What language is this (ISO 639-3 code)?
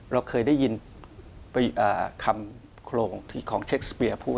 tha